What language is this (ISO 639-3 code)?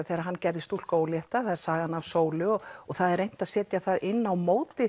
isl